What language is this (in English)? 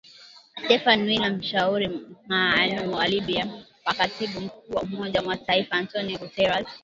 Swahili